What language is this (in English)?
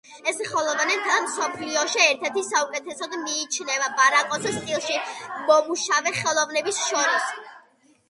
Georgian